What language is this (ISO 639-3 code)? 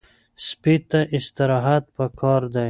pus